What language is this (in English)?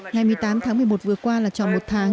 Vietnamese